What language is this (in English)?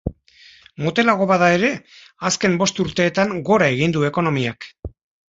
Basque